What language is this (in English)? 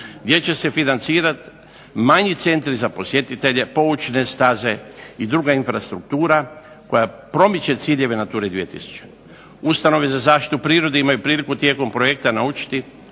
Croatian